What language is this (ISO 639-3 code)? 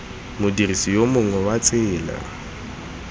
tsn